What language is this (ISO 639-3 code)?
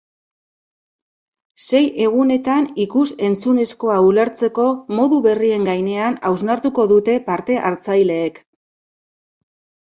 eus